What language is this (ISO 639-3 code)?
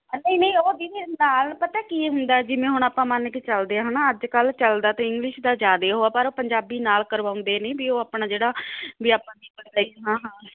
pan